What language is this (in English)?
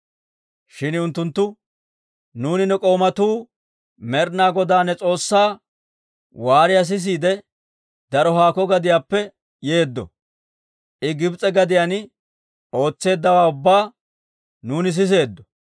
Dawro